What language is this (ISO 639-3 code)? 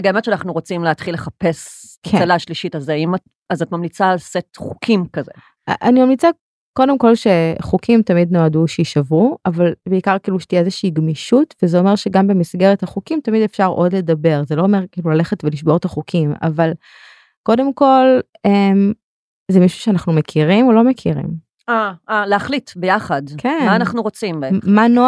heb